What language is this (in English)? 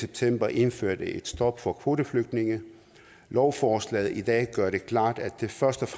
Danish